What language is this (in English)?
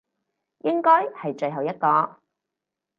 Cantonese